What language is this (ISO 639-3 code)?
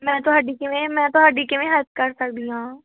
pan